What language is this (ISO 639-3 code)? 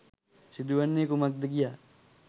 sin